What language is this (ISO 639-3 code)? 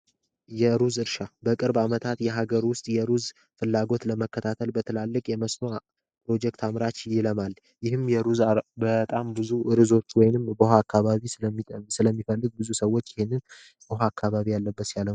amh